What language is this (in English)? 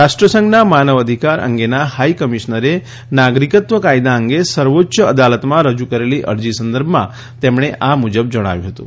Gujarati